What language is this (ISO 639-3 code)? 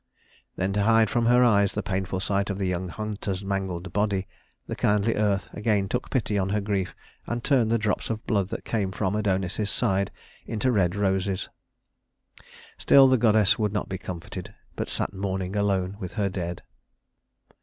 eng